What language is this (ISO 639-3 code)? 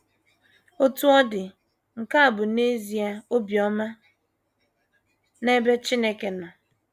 ibo